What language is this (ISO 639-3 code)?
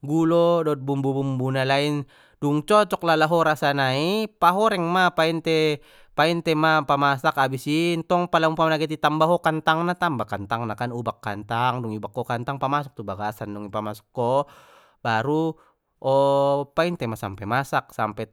btm